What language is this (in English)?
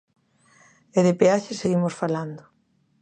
Galician